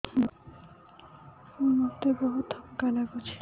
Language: Odia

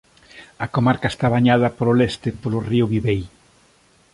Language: Galician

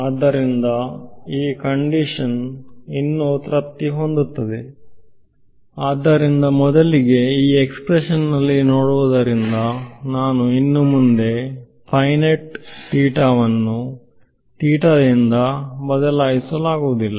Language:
Kannada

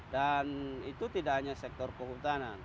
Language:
Indonesian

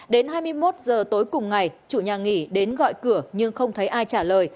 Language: Vietnamese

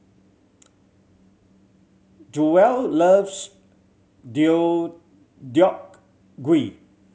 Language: English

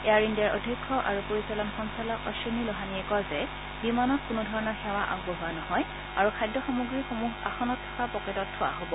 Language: Assamese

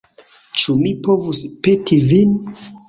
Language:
Esperanto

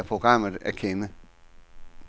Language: Danish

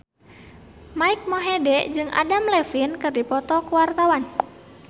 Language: Sundanese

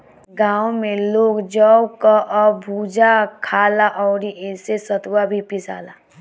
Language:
Bhojpuri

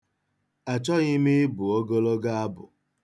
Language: Igbo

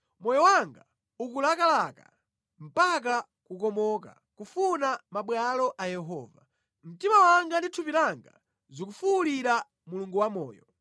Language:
Nyanja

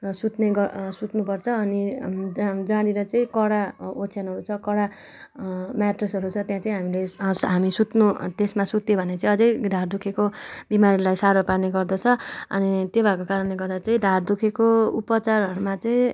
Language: Nepali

